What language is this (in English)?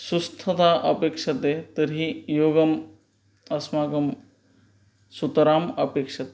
Sanskrit